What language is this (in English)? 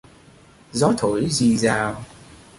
Vietnamese